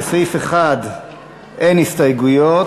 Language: Hebrew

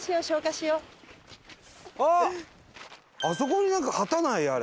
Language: Japanese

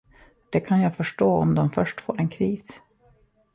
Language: Swedish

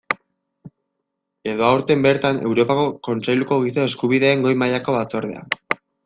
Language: Basque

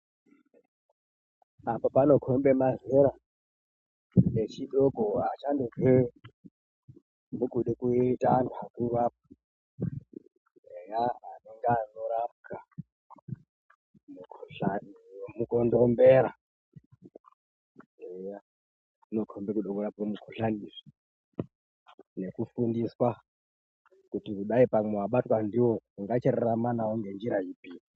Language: Ndau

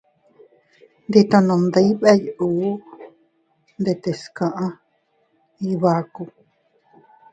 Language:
Teutila Cuicatec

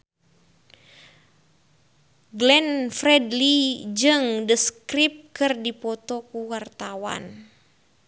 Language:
Sundanese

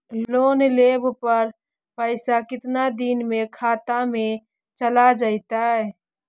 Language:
Magahi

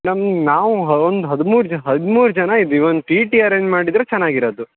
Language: Kannada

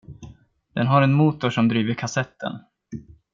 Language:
Swedish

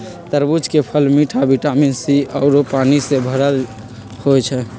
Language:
Magahi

